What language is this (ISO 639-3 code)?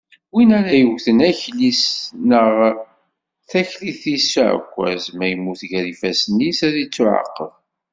kab